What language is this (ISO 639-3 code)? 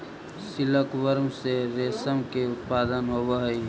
mag